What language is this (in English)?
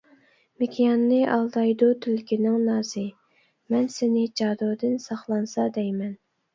Uyghur